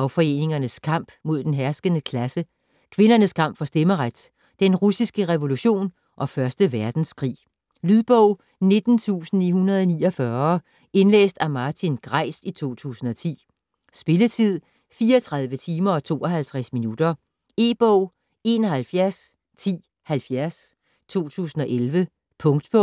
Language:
Danish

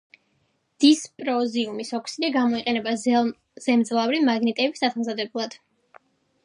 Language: Georgian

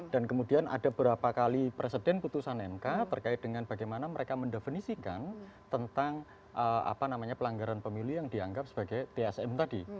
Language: Indonesian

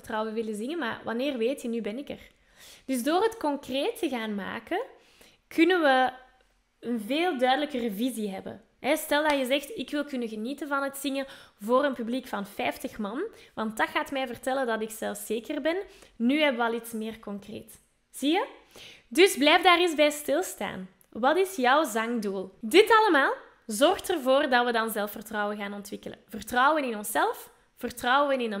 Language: Dutch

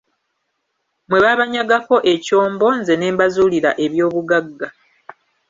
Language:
Ganda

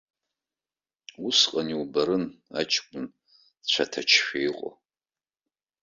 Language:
Abkhazian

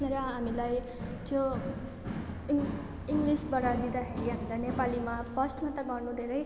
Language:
Nepali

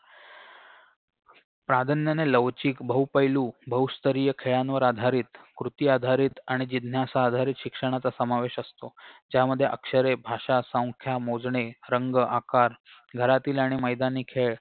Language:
Marathi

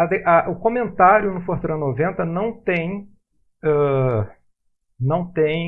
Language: Portuguese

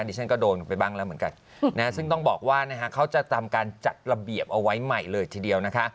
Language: Thai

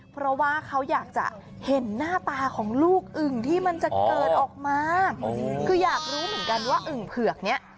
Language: Thai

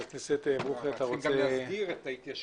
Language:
Hebrew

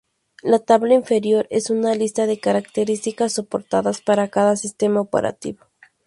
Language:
Spanish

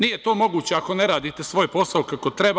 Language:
Serbian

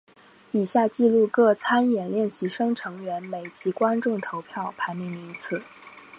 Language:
Chinese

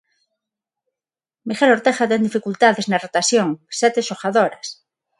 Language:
Galician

